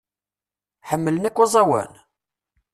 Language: Kabyle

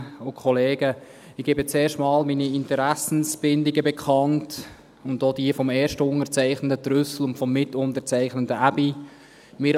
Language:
Swiss German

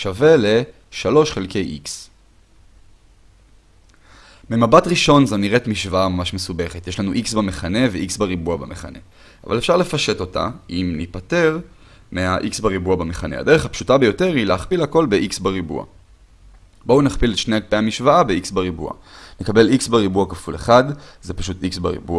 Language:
Hebrew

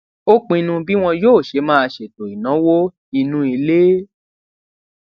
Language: Yoruba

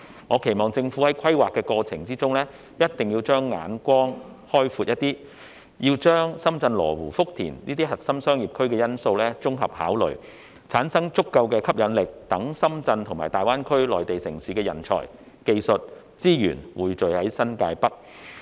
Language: Cantonese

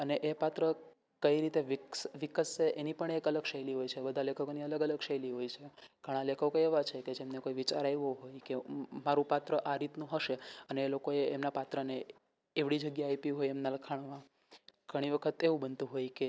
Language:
Gujarati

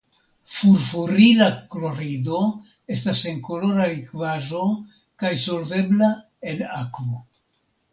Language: Esperanto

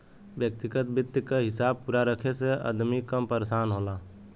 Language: Bhojpuri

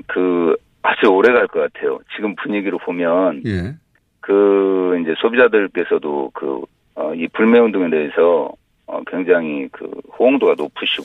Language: Korean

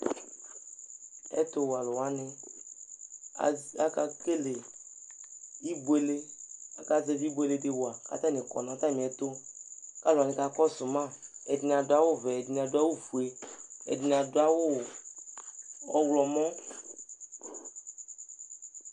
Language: Ikposo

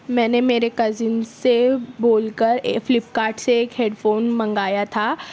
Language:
Urdu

